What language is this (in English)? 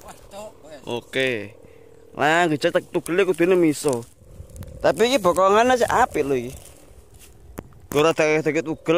Indonesian